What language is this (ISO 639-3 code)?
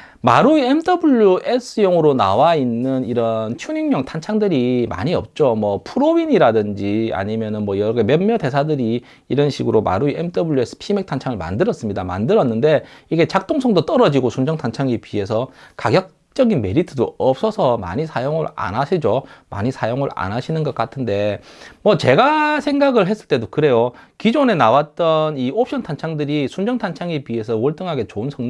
kor